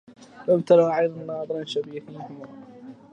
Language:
Arabic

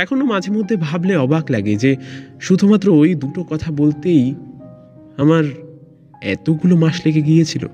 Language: Bangla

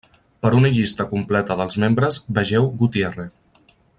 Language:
Catalan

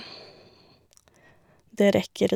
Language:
Norwegian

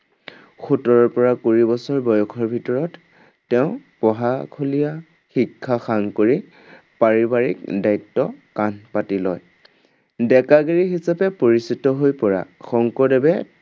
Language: Assamese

